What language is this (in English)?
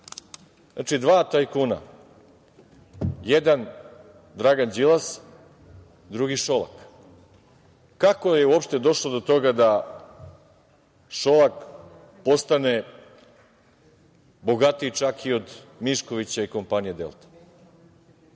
Serbian